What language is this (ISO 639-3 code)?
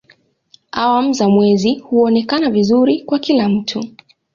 swa